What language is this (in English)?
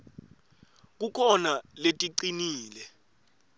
Swati